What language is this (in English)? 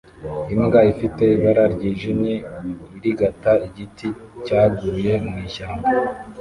Kinyarwanda